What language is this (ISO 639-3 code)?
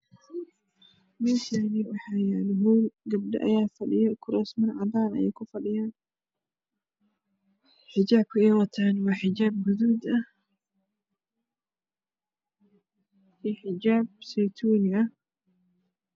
som